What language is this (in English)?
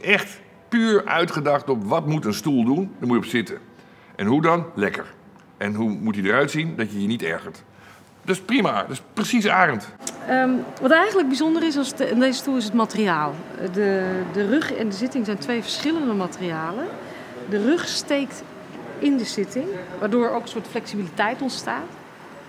Dutch